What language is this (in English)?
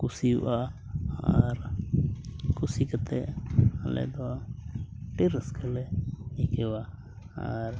Santali